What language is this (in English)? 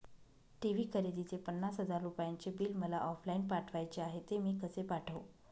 Marathi